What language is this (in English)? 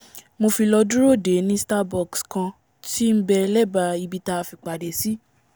Yoruba